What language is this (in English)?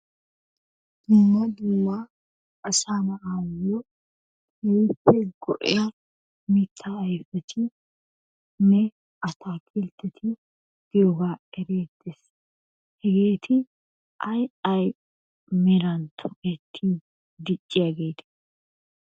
Wolaytta